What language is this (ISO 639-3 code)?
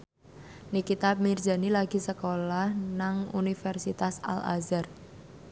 jav